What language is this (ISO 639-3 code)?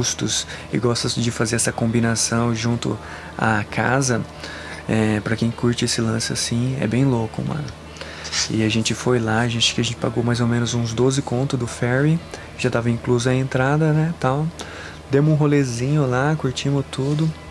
por